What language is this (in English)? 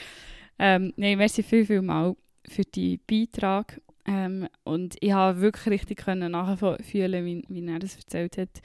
German